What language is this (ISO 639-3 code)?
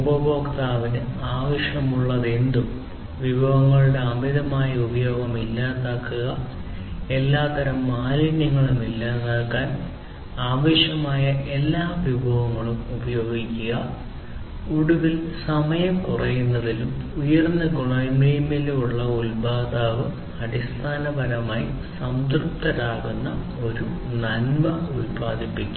mal